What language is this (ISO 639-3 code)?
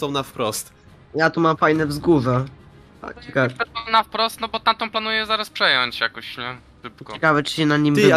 pol